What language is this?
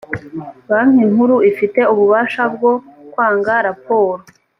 Kinyarwanda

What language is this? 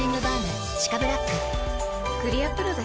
Japanese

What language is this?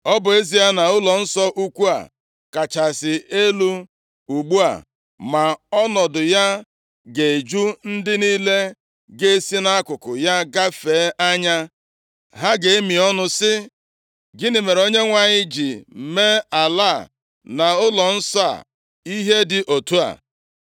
Igbo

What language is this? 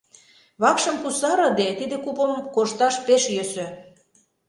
Mari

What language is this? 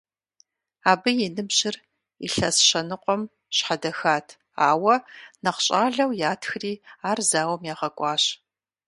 Kabardian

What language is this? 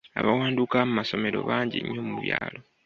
Ganda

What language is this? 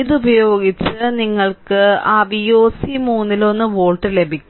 Malayalam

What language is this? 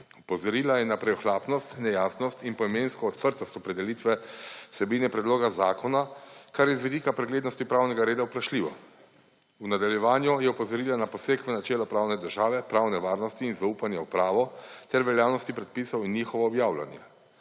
Slovenian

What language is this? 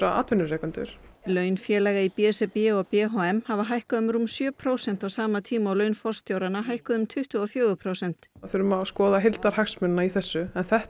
Icelandic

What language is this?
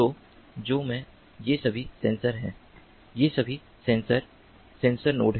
Hindi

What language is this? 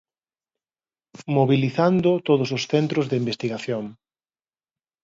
Galician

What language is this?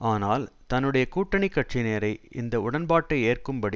Tamil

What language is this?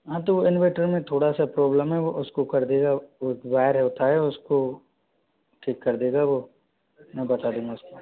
Hindi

